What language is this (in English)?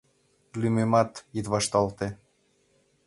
Mari